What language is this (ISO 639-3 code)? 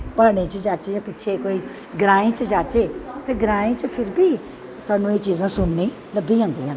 doi